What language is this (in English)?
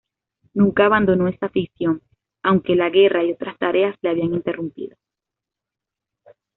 Spanish